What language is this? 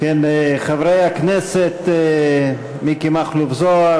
Hebrew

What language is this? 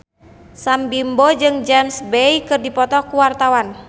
Sundanese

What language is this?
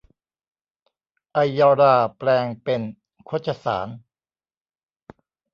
Thai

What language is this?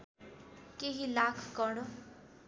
Nepali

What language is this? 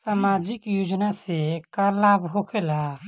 Bhojpuri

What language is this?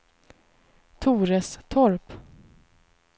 Swedish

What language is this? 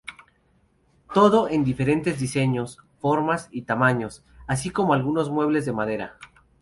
Spanish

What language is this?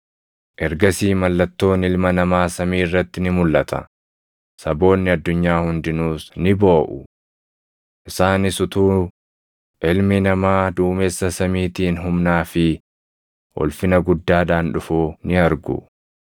Oromo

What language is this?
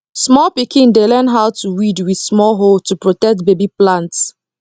Nigerian Pidgin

